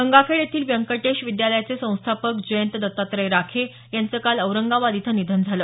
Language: Marathi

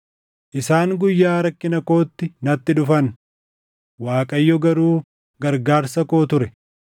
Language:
Oromo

